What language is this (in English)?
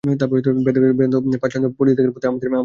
Bangla